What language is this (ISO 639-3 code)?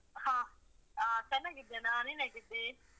kan